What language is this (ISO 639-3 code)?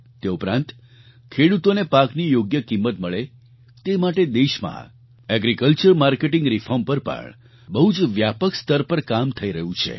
guj